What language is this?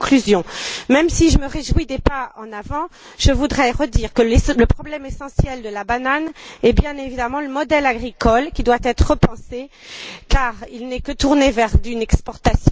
French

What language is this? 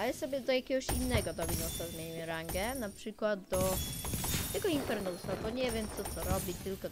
Polish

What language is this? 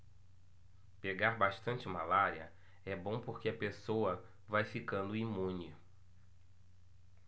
Portuguese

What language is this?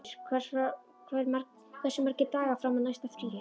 Icelandic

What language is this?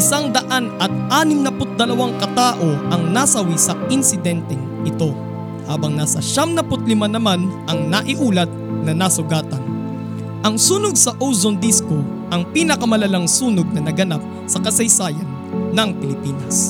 Filipino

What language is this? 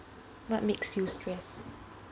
English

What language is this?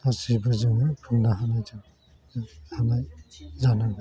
Bodo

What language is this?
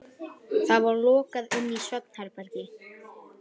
Icelandic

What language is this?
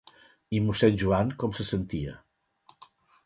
Catalan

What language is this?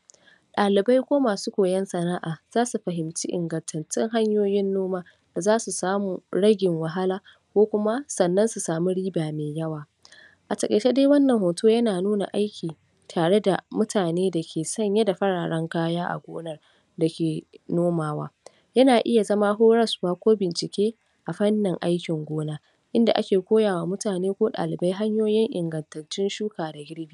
Hausa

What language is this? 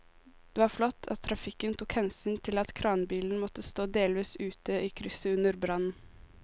Norwegian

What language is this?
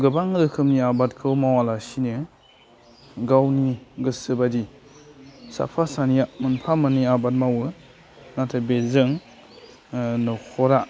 Bodo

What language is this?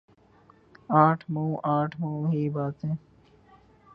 Urdu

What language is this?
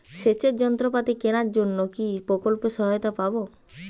Bangla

